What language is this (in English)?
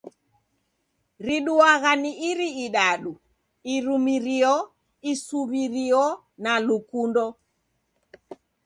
Taita